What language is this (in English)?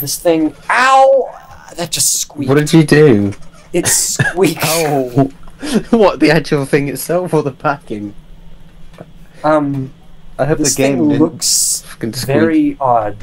English